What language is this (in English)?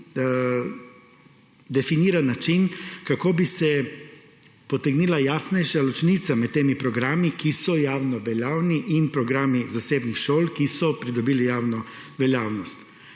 Slovenian